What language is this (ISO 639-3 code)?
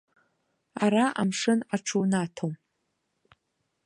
abk